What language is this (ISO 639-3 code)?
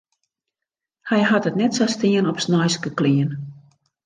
fry